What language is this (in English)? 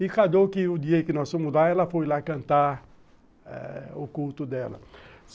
Portuguese